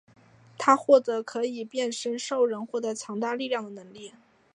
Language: Chinese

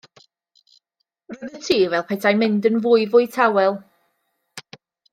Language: Welsh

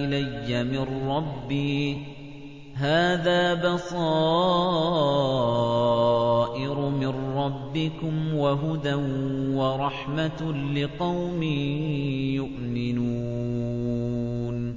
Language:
Arabic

